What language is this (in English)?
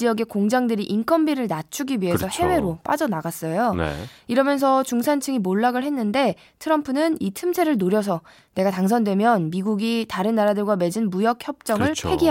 Korean